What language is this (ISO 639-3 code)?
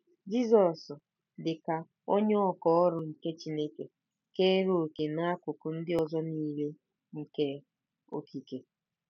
ibo